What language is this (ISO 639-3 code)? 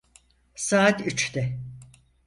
tur